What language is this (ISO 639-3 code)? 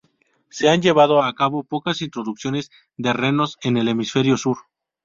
spa